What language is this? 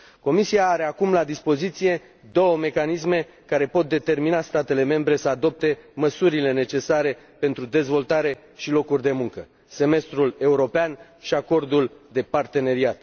Romanian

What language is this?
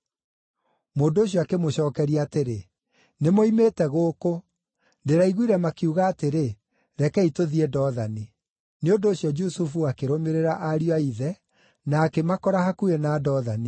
Kikuyu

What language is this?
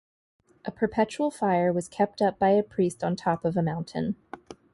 English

